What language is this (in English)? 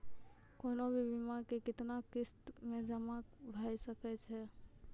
Maithili